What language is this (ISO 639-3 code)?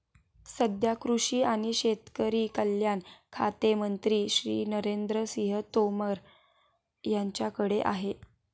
mar